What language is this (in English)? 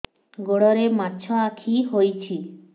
Odia